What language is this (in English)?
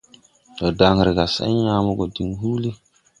Tupuri